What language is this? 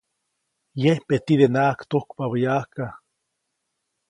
Copainalá Zoque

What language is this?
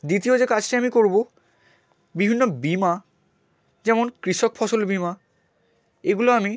Bangla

